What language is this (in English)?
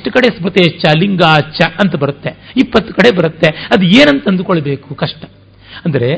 Kannada